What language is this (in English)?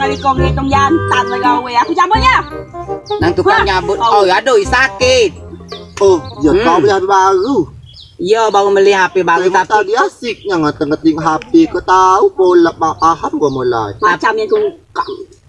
Malay